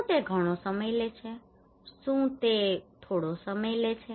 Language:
Gujarati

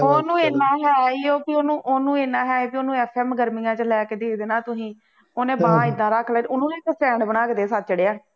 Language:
Punjabi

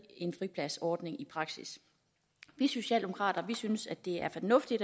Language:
Danish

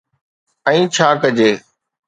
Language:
Sindhi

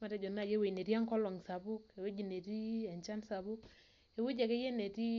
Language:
Masai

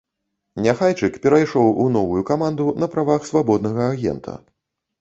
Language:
Belarusian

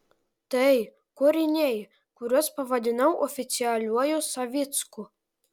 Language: Lithuanian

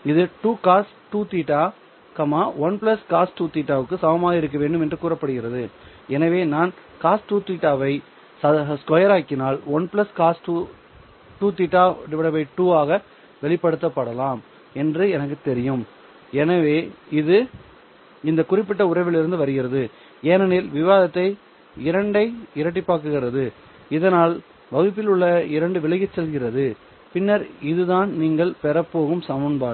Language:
Tamil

